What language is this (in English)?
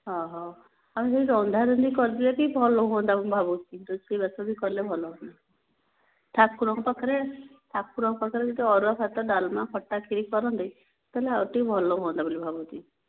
Odia